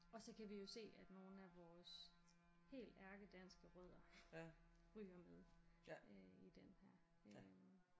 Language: Danish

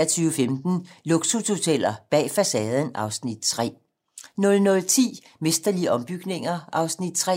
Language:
Danish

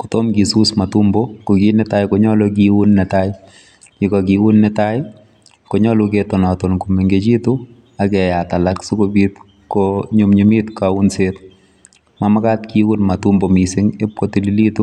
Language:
Kalenjin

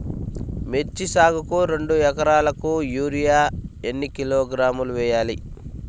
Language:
Telugu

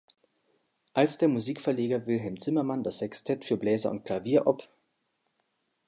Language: German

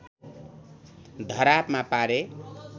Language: Nepali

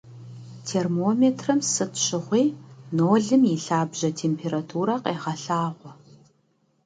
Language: Kabardian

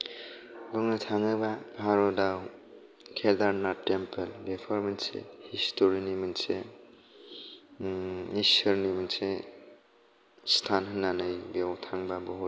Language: Bodo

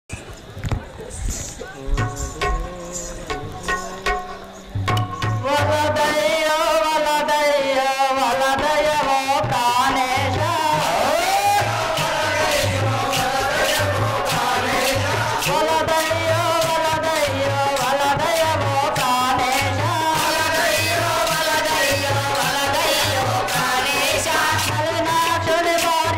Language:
Hindi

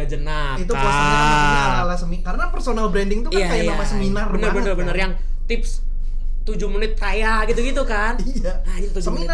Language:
Indonesian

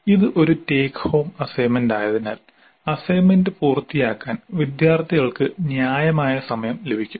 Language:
Malayalam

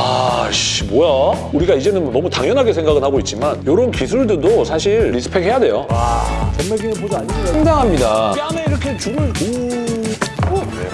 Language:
Korean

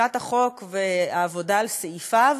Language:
Hebrew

